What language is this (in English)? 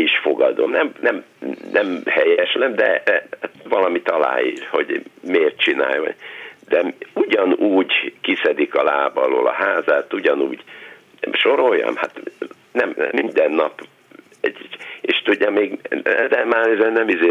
Hungarian